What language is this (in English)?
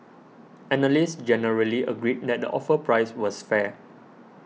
English